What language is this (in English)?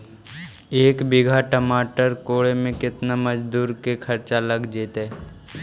Magahi